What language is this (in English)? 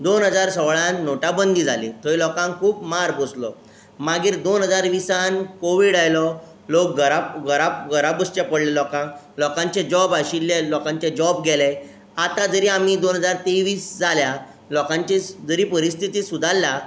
Konkani